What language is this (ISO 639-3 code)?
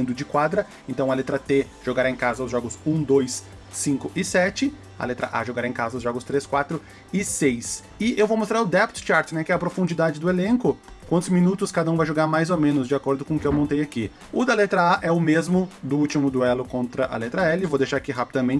por